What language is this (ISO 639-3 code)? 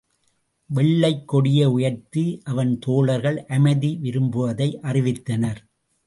tam